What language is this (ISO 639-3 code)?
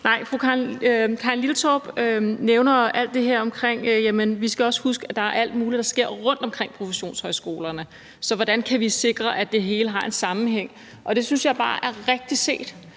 dan